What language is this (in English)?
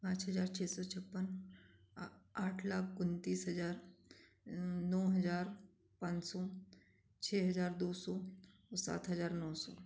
Hindi